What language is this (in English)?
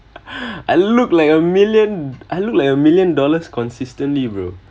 English